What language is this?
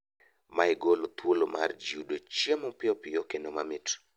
Luo (Kenya and Tanzania)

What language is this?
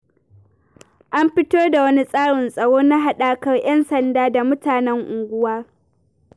Hausa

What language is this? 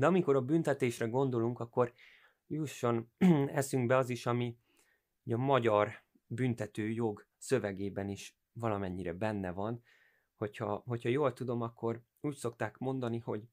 Hungarian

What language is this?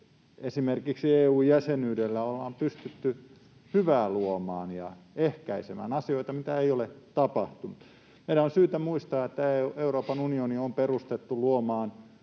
Finnish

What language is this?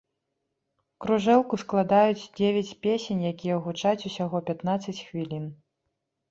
Belarusian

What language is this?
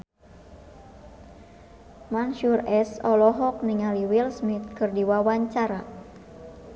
Sundanese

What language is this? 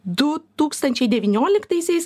Lithuanian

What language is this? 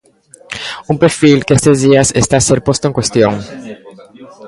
Galician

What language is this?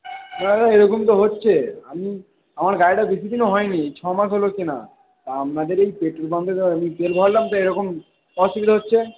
Bangla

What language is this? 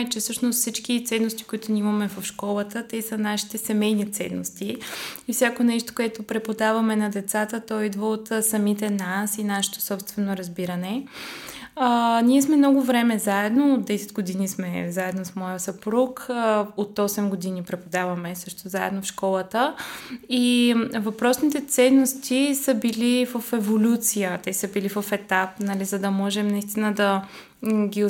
Bulgarian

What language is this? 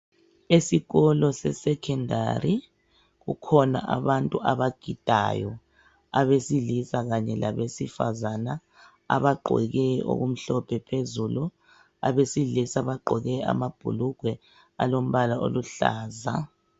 North Ndebele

